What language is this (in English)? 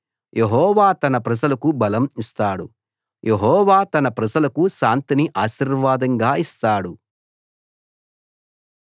Telugu